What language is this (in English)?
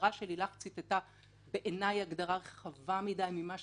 Hebrew